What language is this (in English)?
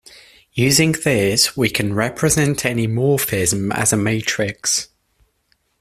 English